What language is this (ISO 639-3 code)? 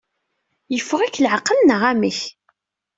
kab